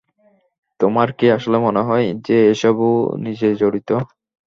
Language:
Bangla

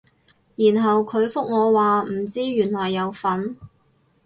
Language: Cantonese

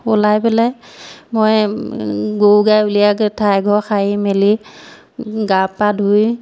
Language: Assamese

